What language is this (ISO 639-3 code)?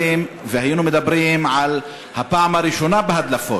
heb